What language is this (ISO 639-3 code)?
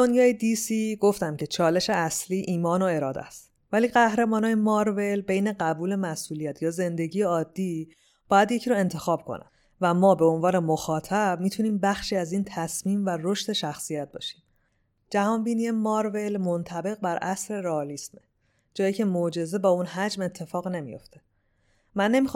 fas